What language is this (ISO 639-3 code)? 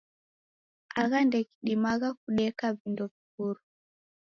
dav